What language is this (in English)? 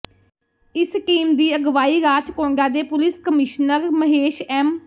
Punjabi